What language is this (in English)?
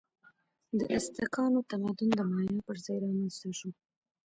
Pashto